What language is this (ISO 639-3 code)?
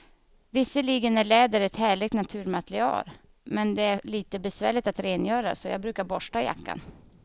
swe